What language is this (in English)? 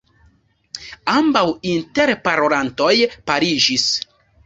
Esperanto